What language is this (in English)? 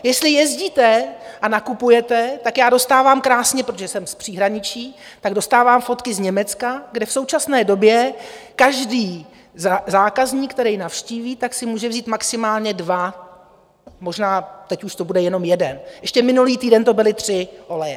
Czech